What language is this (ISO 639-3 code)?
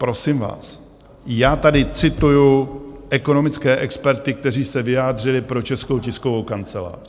ces